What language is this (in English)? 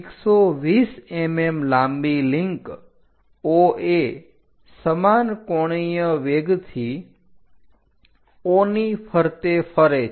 Gujarati